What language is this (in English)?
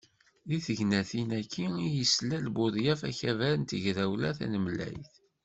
Kabyle